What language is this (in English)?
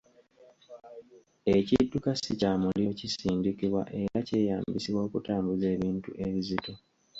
Ganda